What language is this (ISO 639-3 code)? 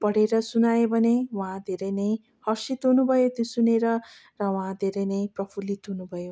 nep